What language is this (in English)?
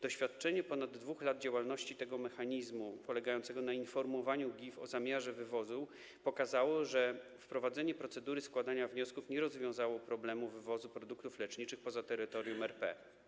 Polish